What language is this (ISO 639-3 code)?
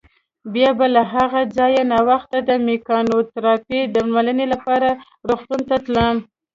pus